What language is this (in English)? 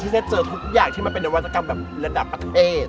Thai